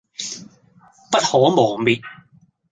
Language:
Cantonese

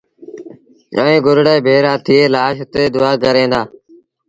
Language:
Sindhi Bhil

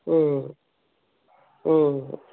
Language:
Kannada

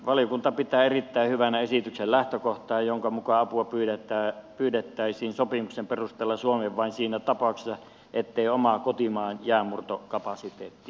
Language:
Finnish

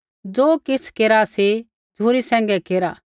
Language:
Kullu Pahari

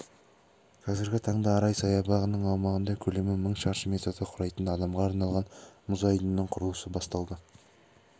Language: Kazakh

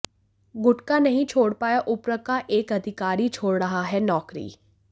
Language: Hindi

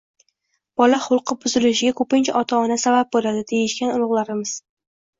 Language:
Uzbek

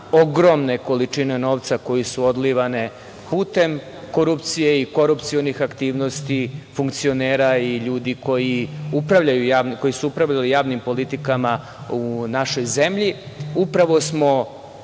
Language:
Serbian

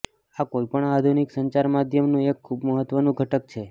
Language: Gujarati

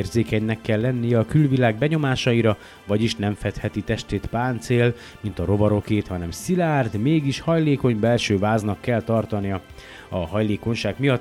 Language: Hungarian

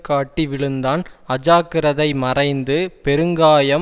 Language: Tamil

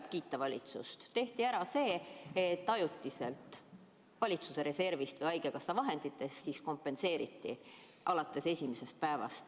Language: Estonian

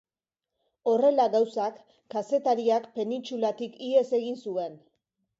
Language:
Basque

